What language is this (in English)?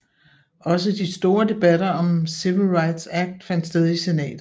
Danish